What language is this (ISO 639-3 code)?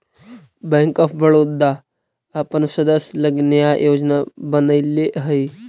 mag